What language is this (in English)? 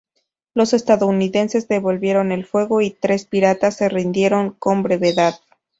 Spanish